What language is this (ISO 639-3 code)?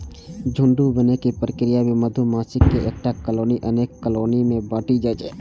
mai